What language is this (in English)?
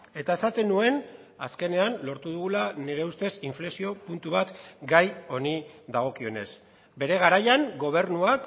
Basque